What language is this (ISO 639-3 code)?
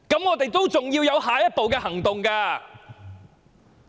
yue